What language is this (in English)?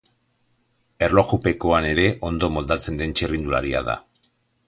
Basque